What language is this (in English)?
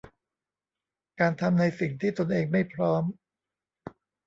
Thai